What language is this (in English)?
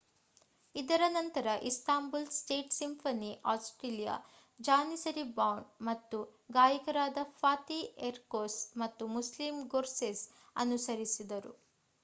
Kannada